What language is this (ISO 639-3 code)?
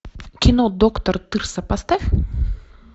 rus